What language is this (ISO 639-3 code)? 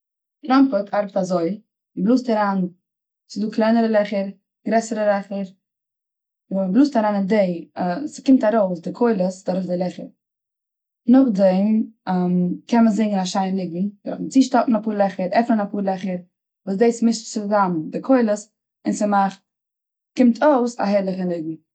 yid